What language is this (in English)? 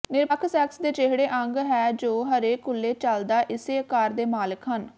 Punjabi